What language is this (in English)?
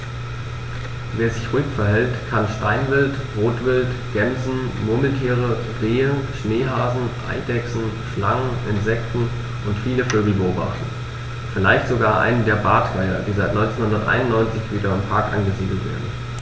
German